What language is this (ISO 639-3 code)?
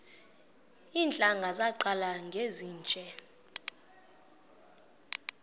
xho